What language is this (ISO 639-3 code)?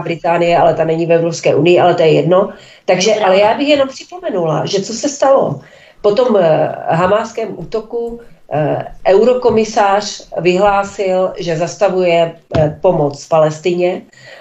ces